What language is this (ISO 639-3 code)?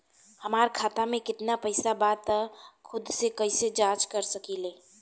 bho